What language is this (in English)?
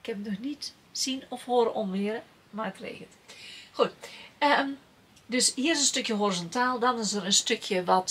Dutch